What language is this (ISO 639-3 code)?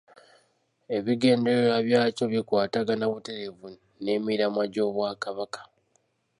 lug